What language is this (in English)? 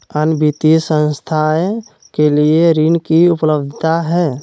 Magahi